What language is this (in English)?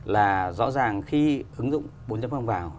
Vietnamese